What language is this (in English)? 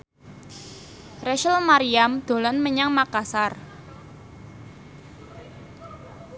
Javanese